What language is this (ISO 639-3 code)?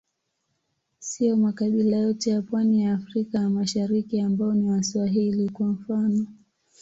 swa